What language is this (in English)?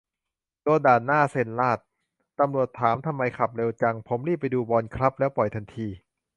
Thai